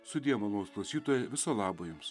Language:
Lithuanian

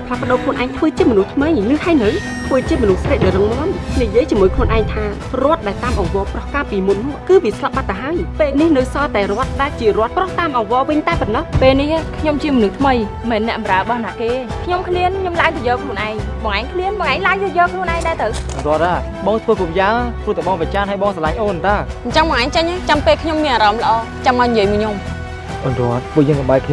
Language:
Vietnamese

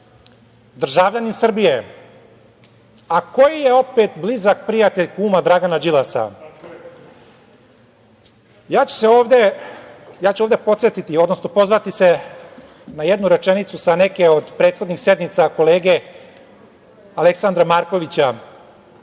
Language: Serbian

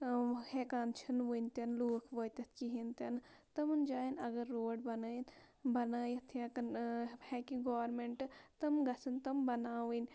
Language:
Kashmiri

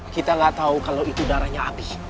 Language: Indonesian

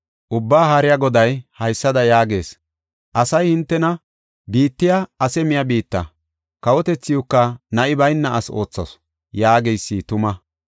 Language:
Gofa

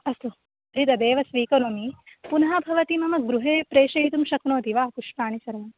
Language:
Sanskrit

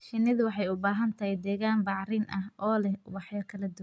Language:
Somali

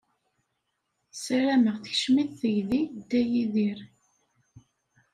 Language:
Kabyle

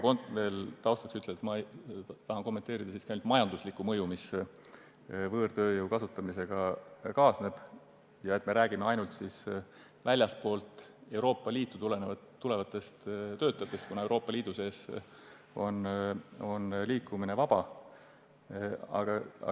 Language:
Estonian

